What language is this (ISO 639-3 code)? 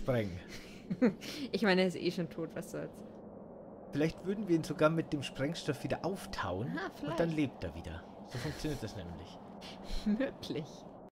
deu